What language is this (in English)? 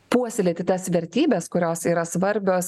Lithuanian